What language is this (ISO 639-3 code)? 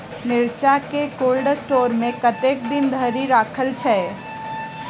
mai